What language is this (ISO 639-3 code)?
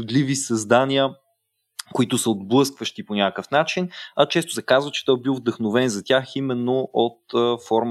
bul